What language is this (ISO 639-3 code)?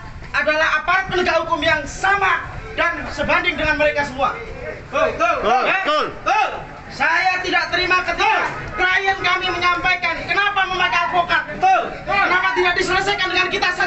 ind